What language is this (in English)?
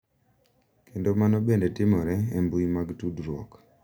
Luo (Kenya and Tanzania)